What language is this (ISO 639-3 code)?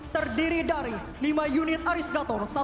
ind